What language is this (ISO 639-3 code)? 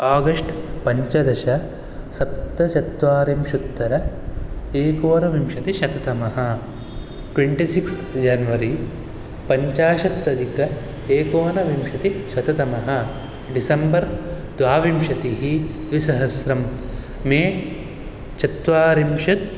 san